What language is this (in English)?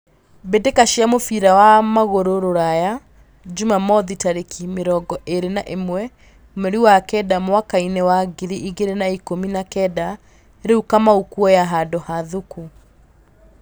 Kikuyu